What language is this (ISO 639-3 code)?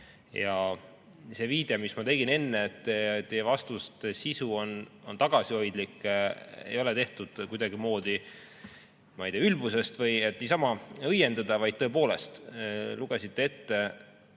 est